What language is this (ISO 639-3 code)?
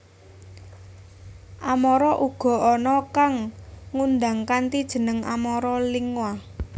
jav